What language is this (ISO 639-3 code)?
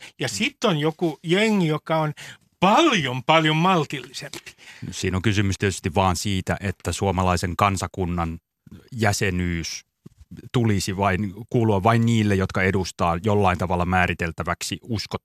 fin